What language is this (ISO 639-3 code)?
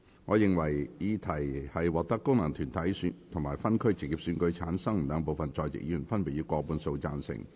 yue